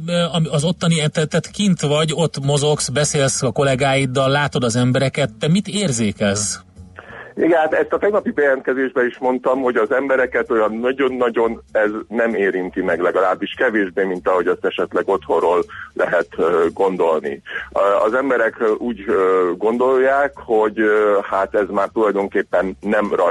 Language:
Hungarian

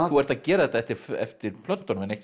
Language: Icelandic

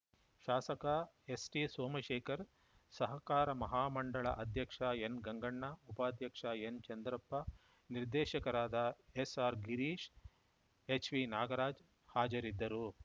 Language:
Kannada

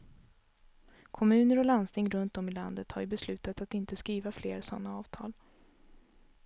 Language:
Swedish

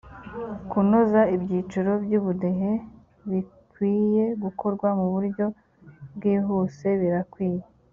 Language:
Kinyarwanda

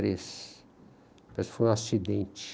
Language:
Portuguese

